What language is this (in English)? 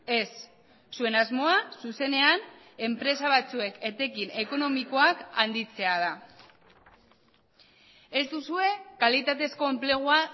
Basque